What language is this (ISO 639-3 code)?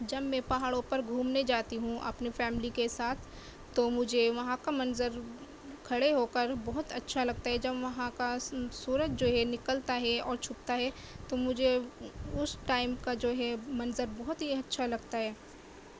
urd